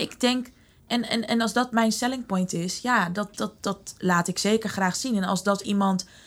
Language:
Dutch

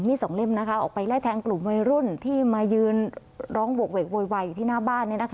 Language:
Thai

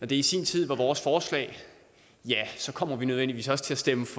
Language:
Danish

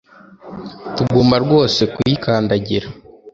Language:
Kinyarwanda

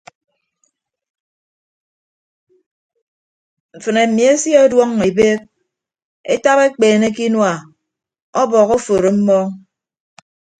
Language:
Ibibio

